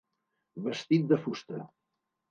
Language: Catalan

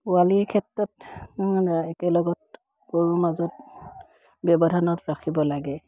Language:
Assamese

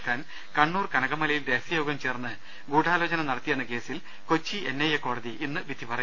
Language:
Malayalam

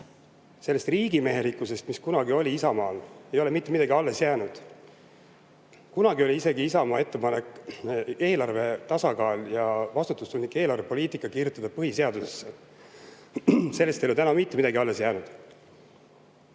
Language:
Estonian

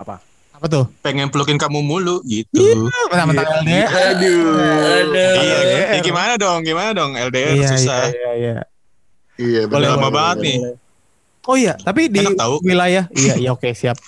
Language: Indonesian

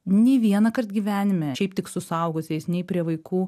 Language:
Lithuanian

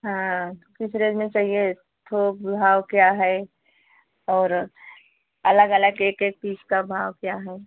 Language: Hindi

